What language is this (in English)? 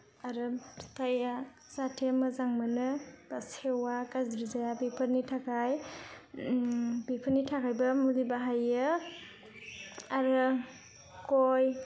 Bodo